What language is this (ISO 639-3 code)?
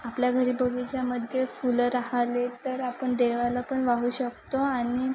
mar